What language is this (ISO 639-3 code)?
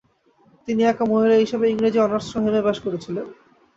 ben